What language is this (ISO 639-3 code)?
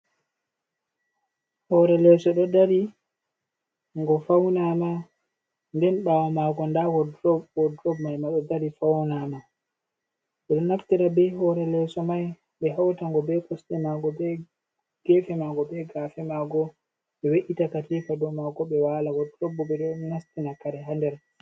ful